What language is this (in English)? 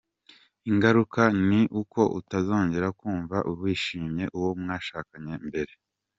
Kinyarwanda